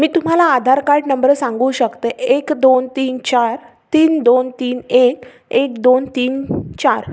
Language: Marathi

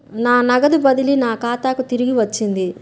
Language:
Telugu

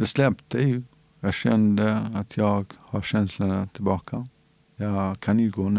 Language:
Swedish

